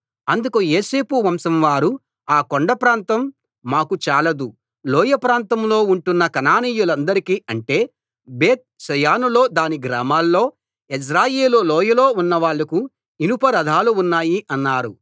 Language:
Telugu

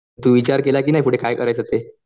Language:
Marathi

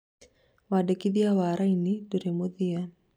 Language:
Kikuyu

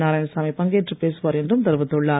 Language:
Tamil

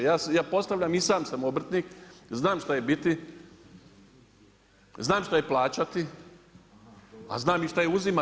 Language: Croatian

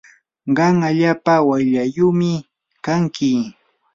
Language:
Yanahuanca Pasco Quechua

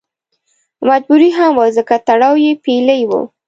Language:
Pashto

